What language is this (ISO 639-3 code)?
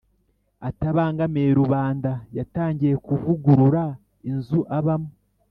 kin